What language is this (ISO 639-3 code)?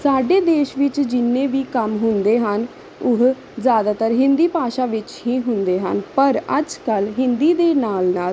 pan